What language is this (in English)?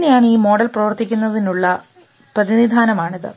Malayalam